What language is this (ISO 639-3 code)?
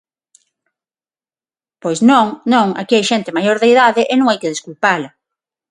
glg